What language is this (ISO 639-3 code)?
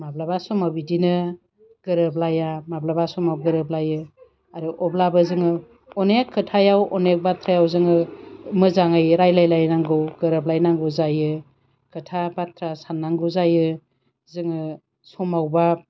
brx